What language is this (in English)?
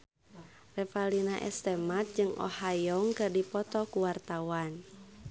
Sundanese